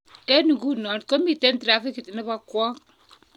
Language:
Kalenjin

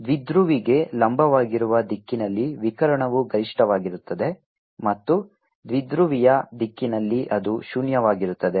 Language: Kannada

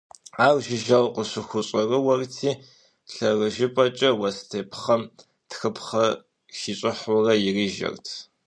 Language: Kabardian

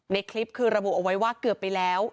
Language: Thai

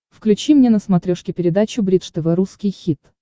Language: Russian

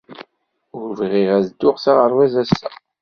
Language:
Kabyle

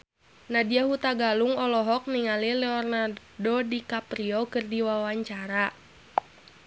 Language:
Sundanese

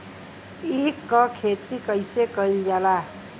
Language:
Bhojpuri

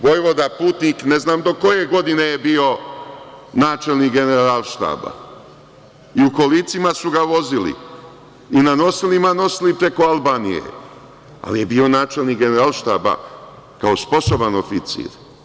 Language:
Serbian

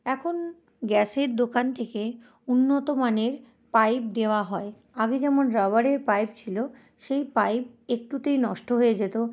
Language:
Bangla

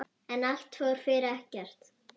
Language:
Icelandic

